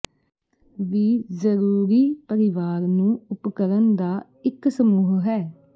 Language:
Punjabi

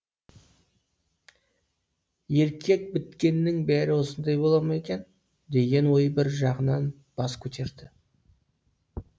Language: Kazakh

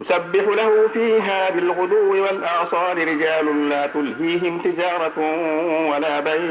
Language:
Arabic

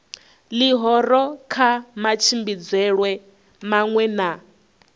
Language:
Venda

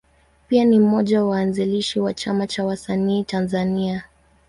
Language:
Swahili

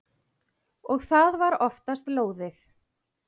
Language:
Icelandic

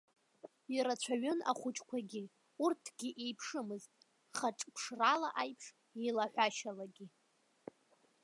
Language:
Abkhazian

